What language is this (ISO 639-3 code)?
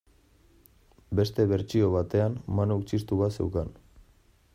eus